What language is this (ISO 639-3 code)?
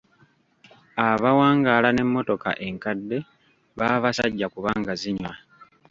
lug